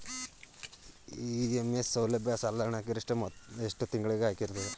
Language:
Kannada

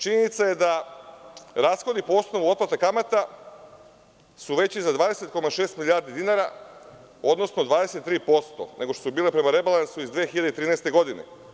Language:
Serbian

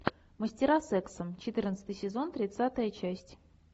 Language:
Russian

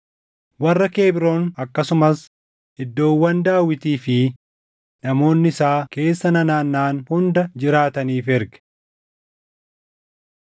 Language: Oromo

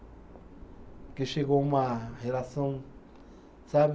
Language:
Portuguese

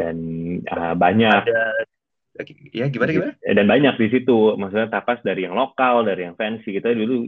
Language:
Indonesian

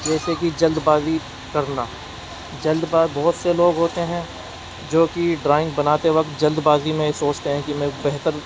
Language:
Urdu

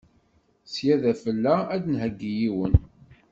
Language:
Kabyle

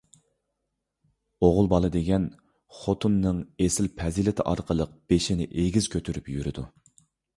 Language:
Uyghur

